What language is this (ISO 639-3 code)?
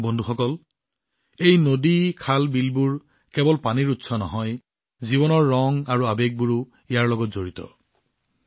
asm